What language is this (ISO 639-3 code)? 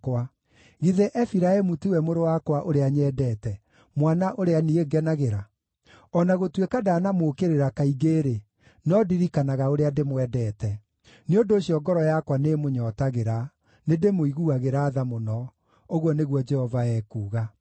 kik